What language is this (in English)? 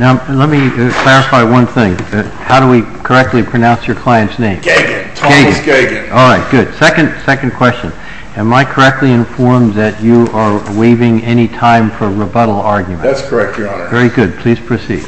English